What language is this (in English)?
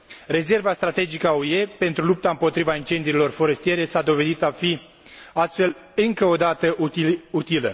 Romanian